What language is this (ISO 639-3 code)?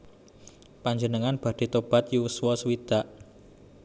jav